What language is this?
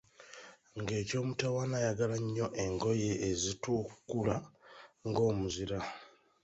Ganda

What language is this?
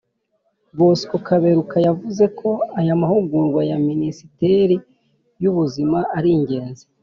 Kinyarwanda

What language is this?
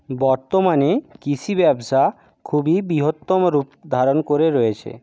Bangla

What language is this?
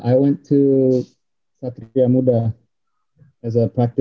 Indonesian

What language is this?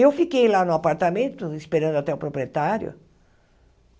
Portuguese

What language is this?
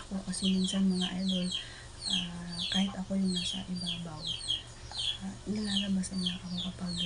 Filipino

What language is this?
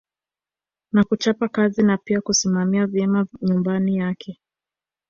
Swahili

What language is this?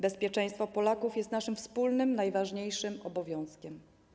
Polish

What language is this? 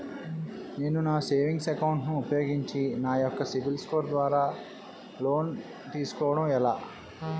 Telugu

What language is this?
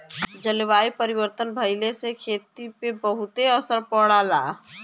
Bhojpuri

